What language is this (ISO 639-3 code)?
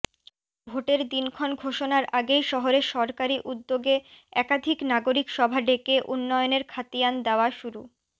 ben